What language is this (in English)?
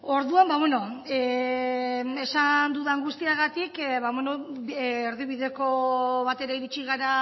Basque